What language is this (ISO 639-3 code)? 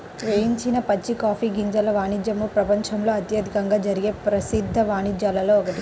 tel